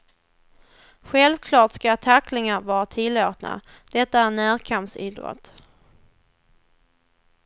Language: Swedish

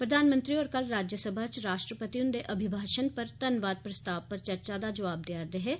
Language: Dogri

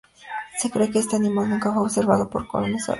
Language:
Spanish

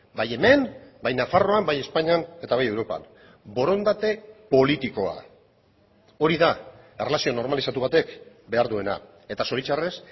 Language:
Basque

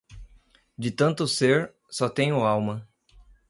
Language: Portuguese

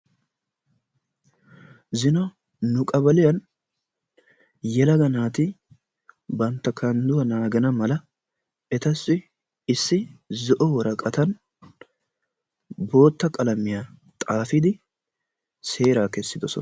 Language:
Wolaytta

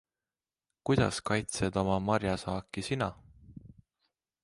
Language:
Estonian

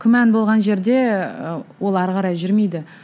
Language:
Kazakh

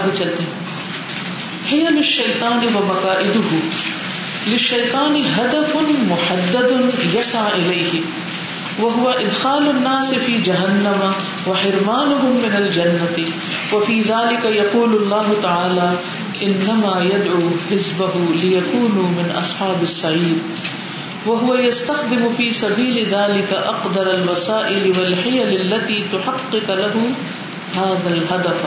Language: Urdu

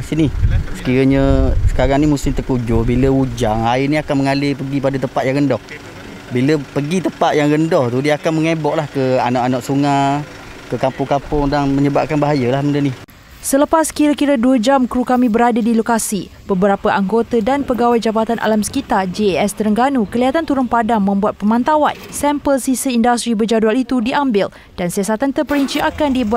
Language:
Malay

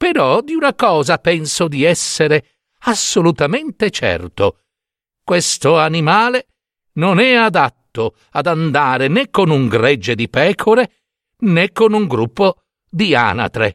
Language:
Italian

